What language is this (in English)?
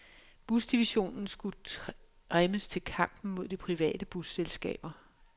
Danish